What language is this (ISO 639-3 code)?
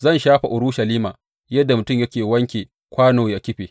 hau